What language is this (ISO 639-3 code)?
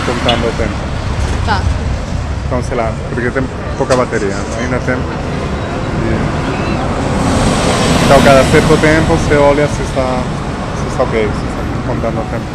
por